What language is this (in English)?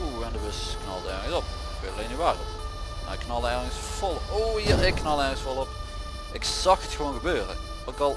Dutch